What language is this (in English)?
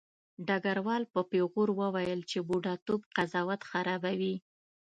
Pashto